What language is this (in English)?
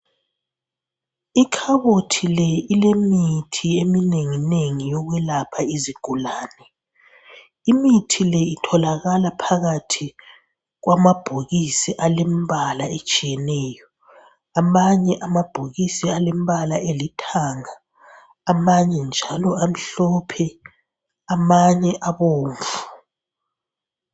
North Ndebele